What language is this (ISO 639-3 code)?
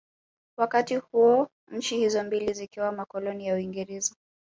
swa